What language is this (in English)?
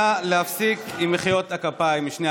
Hebrew